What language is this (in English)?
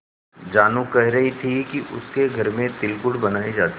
Hindi